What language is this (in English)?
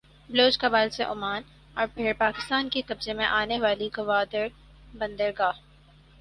Urdu